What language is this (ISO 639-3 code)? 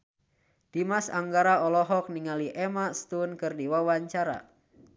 sun